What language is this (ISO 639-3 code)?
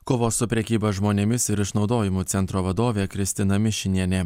lit